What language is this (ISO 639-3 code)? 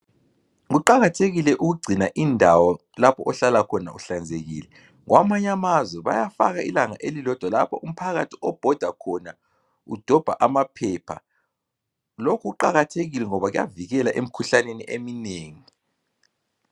nde